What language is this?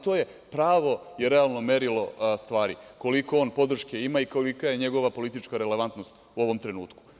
Serbian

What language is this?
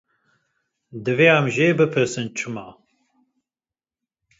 Kurdish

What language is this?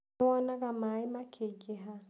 Kikuyu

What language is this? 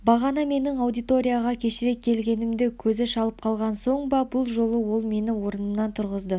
Kazakh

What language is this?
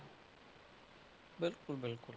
Punjabi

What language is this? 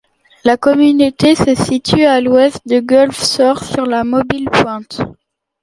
French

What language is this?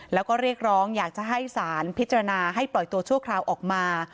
Thai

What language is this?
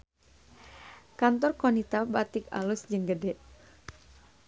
Sundanese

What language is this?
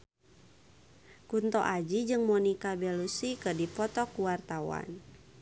Sundanese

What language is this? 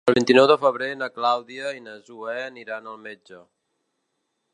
Catalan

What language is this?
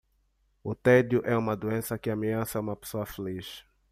Portuguese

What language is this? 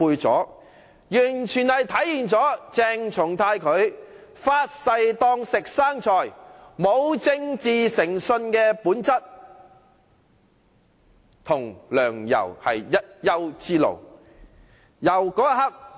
Cantonese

